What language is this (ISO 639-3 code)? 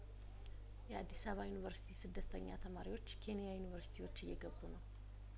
amh